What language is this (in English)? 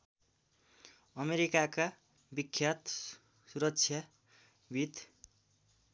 Nepali